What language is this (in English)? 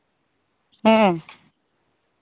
Santali